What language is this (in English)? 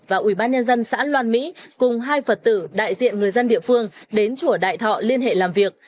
Vietnamese